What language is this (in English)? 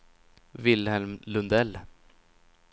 Swedish